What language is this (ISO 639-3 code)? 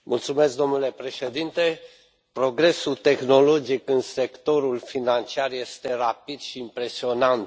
ron